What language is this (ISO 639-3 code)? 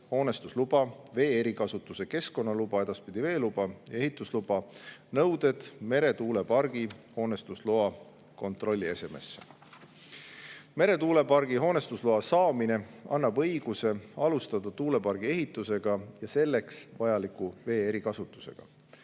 est